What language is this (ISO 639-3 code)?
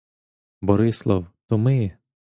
ukr